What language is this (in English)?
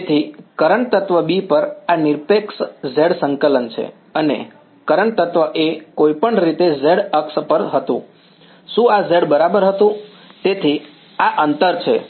Gujarati